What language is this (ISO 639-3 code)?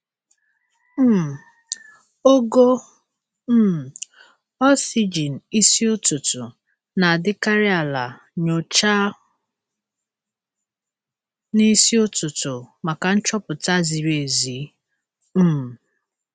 ibo